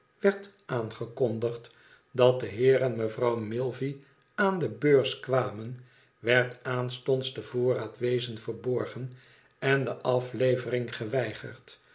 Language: Dutch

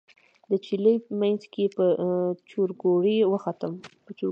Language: Pashto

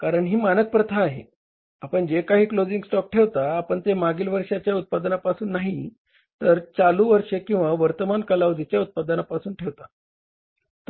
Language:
Marathi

